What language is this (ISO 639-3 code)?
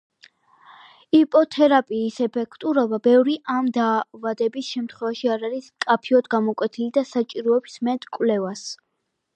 kat